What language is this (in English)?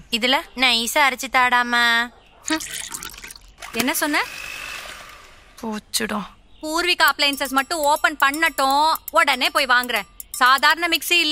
Korean